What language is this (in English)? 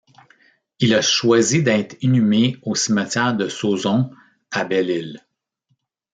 French